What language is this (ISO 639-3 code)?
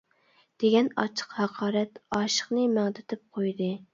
uig